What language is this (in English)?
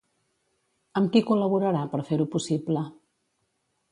Catalan